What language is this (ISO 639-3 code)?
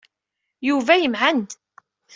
kab